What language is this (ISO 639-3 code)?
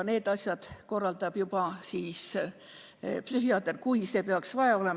est